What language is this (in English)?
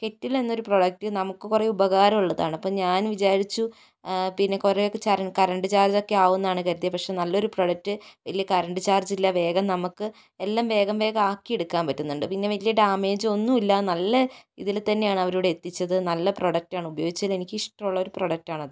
Malayalam